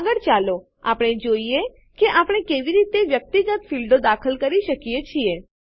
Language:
Gujarati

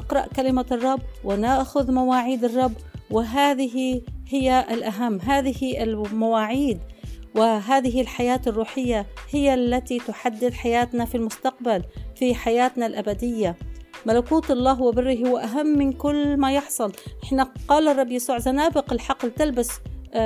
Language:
Arabic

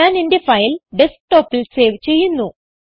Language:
Malayalam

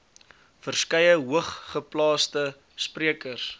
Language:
Afrikaans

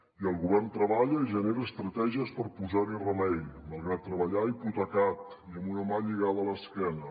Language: Catalan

